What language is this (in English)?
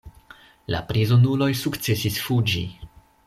Esperanto